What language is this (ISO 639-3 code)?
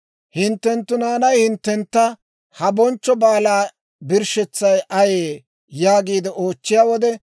dwr